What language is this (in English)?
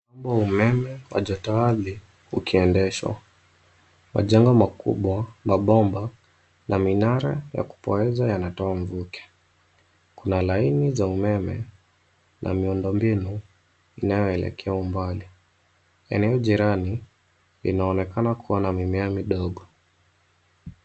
Swahili